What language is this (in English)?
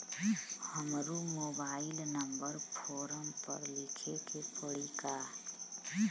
Bhojpuri